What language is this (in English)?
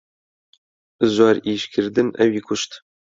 Central Kurdish